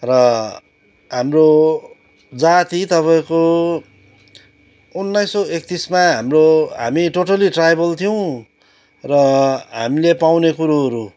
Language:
Nepali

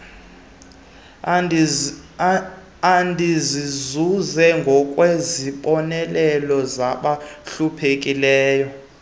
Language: Xhosa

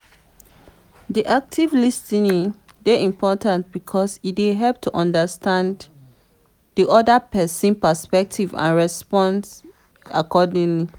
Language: Nigerian Pidgin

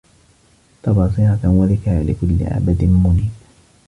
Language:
Arabic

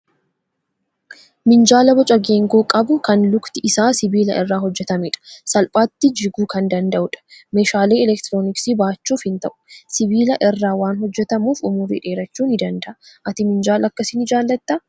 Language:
Oromo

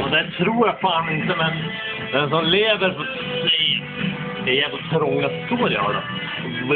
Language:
Swedish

